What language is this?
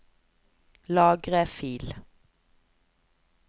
Norwegian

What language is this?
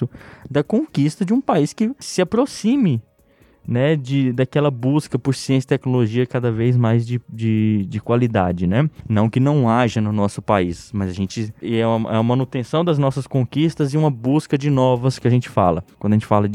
Portuguese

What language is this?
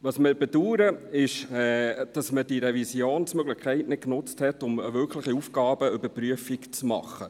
Swiss German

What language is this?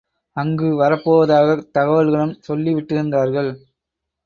Tamil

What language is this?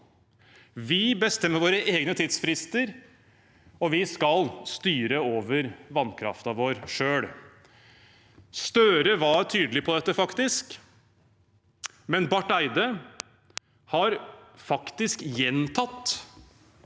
Norwegian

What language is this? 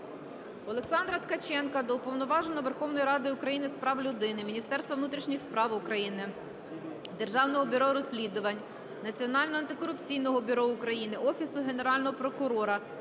Ukrainian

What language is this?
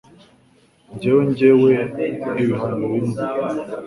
Kinyarwanda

